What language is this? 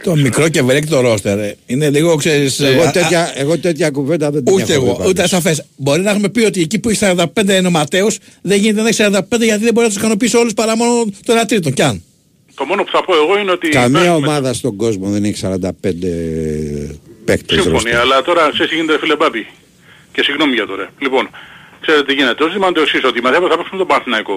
Greek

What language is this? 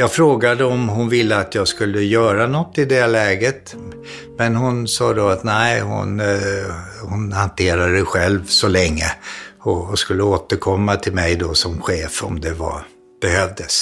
Swedish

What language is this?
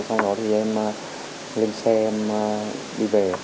Vietnamese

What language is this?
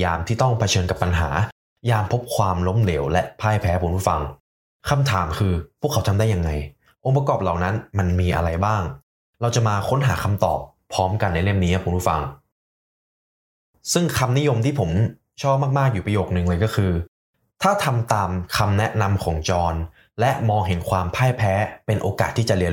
Thai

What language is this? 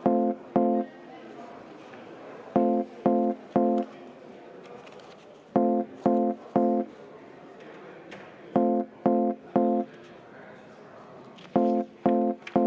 Estonian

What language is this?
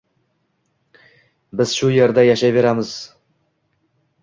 Uzbek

